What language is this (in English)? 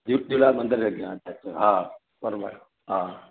Sindhi